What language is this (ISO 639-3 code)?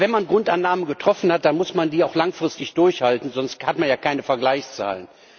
deu